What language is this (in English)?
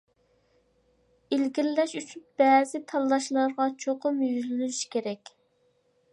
Uyghur